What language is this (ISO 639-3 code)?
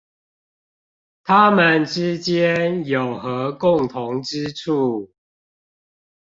zho